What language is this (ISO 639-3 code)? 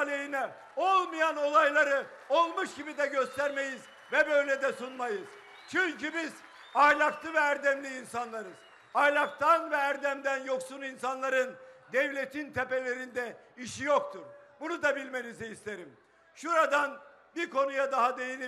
tur